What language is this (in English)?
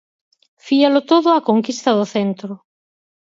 Galician